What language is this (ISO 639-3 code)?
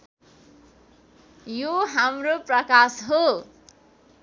nep